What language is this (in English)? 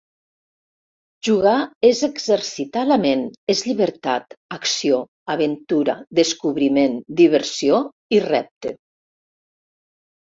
Catalan